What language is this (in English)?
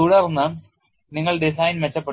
Malayalam